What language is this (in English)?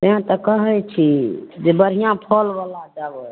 Maithili